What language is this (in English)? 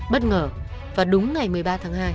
Vietnamese